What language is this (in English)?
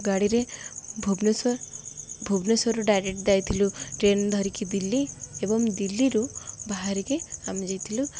Odia